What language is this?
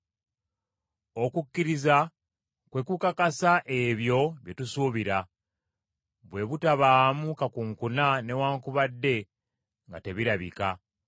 Ganda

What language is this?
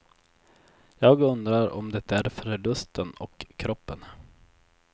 Swedish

